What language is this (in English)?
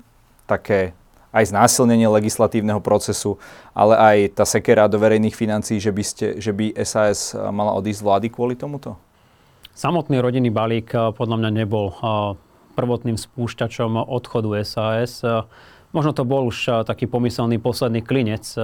Slovak